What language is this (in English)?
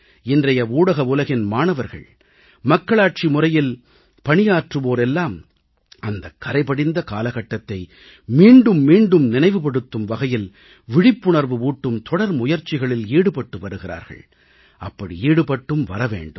Tamil